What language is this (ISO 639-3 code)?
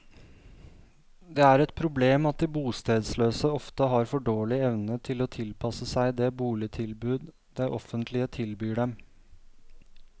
nor